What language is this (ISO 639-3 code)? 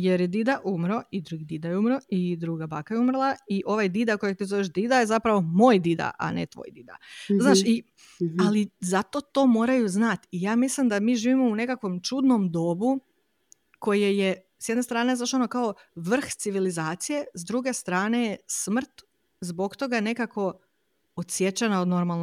hrv